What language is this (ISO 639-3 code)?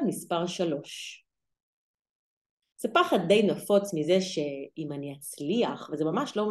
heb